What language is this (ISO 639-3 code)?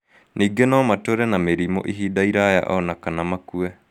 kik